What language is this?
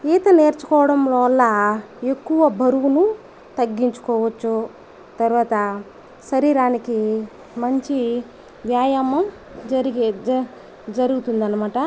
Telugu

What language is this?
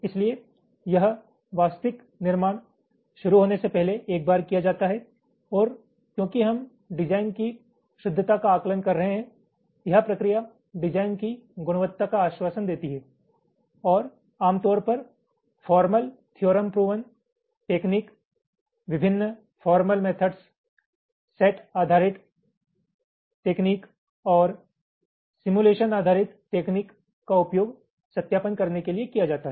Hindi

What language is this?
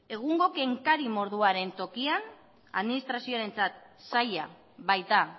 Basque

